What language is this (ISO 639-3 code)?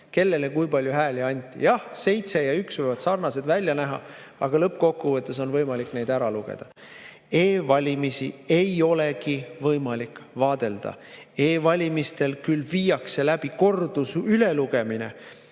est